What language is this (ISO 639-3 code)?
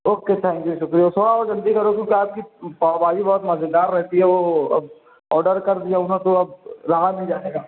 urd